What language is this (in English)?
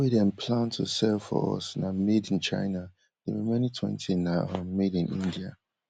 Nigerian Pidgin